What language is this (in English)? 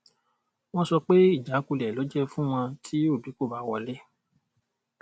Yoruba